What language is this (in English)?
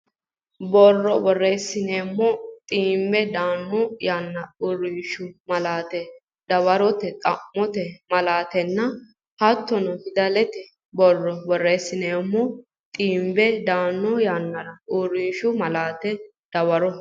Sidamo